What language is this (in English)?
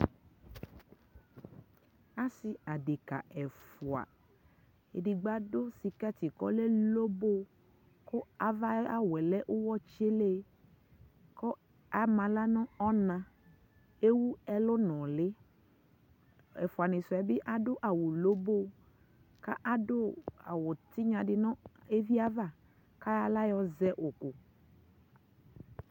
Ikposo